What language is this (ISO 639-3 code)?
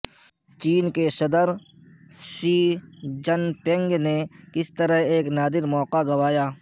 urd